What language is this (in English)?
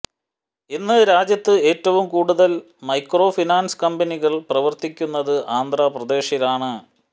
Malayalam